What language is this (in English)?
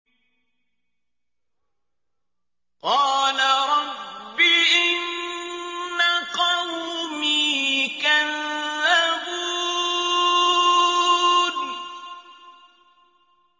Arabic